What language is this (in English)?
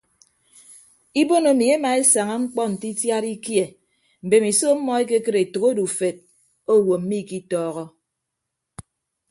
Ibibio